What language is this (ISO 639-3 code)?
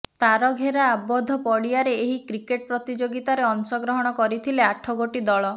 ori